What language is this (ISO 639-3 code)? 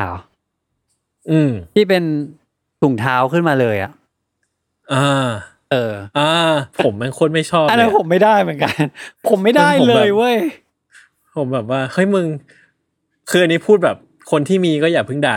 tha